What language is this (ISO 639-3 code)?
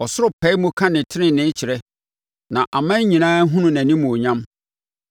aka